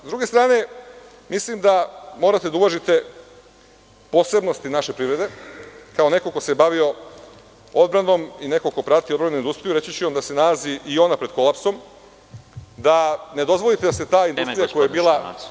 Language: Serbian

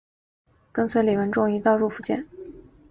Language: Chinese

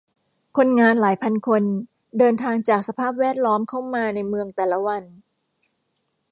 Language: Thai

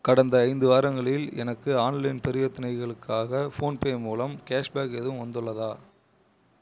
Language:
Tamil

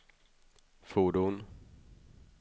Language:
Swedish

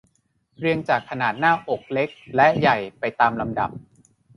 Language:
Thai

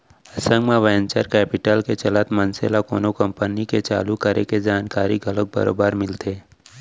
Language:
Chhattisgarhi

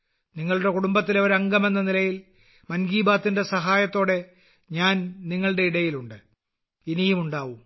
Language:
Malayalam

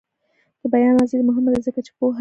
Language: Pashto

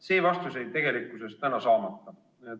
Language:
Estonian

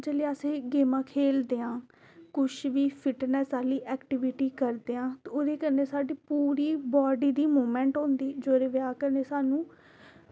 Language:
Dogri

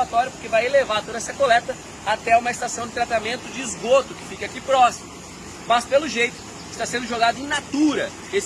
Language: Portuguese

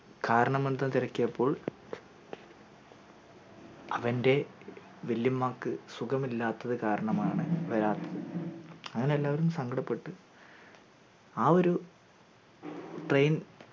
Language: Malayalam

